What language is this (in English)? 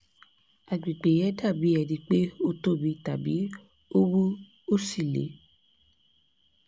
Yoruba